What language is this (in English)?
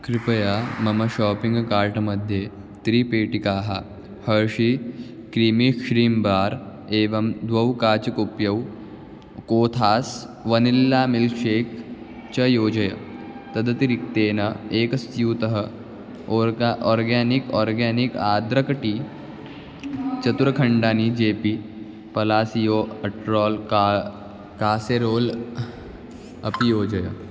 Sanskrit